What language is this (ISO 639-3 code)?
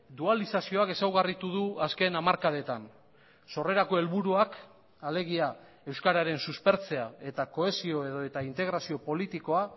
eus